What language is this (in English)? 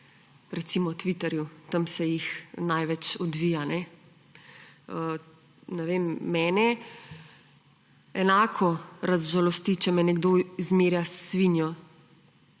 Slovenian